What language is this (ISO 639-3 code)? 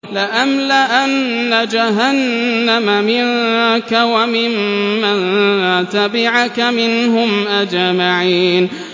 ara